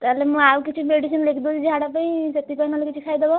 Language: Odia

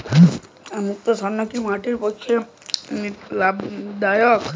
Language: Bangla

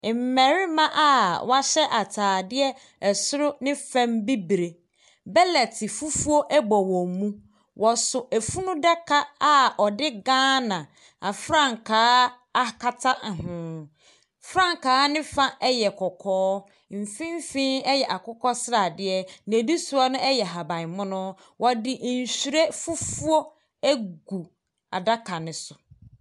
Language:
Akan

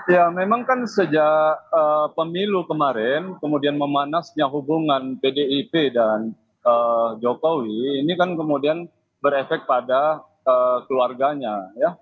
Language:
Indonesian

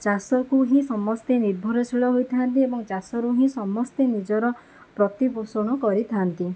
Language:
Odia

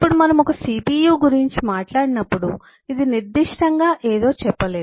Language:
Telugu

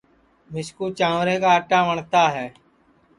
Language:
Sansi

